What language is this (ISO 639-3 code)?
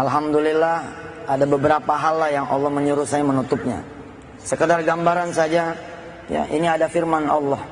ind